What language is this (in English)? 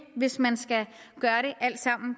Danish